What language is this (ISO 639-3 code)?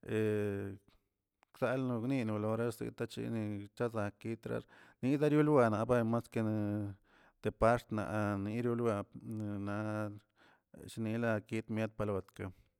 zts